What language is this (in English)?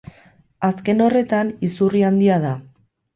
Basque